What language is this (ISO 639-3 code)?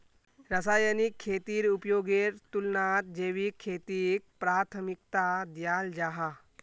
mag